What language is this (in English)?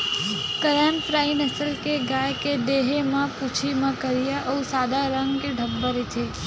Chhattisgarhi